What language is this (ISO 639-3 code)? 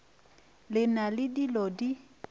nso